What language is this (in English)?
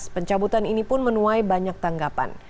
Indonesian